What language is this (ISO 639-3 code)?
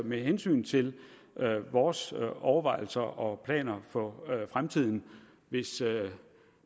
dan